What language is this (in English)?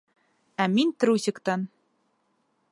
Bashkir